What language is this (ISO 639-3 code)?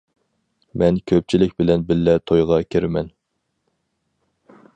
uig